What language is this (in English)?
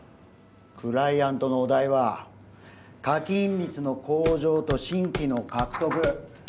Japanese